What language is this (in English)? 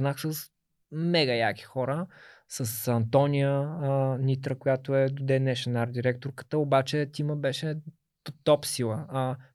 Bulgarian